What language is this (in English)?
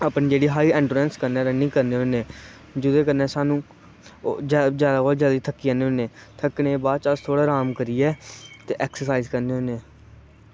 Dogri